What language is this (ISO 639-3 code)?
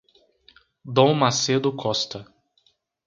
por